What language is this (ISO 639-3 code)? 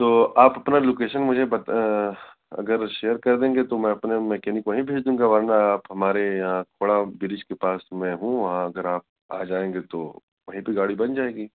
urd